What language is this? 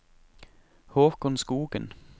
Norwegian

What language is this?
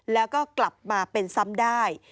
Thai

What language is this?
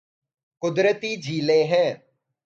Urdu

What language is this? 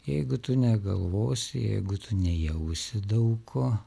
Lithuanian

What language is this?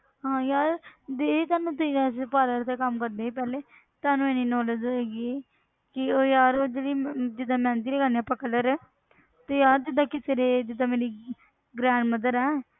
Punjabi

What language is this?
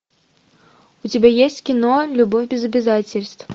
Russian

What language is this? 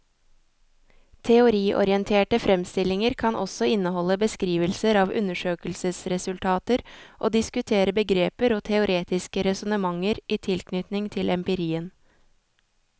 Norwegian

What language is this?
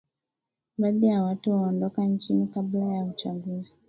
Swahili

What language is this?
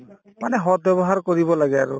Assamese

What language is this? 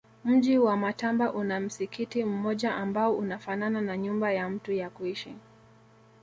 Swahili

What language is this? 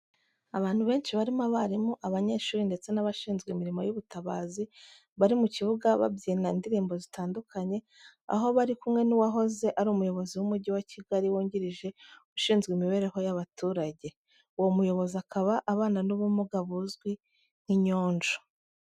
Kinyarwanda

